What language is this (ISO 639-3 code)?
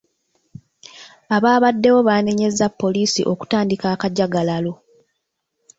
lug